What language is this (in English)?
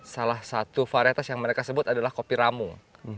Indonesian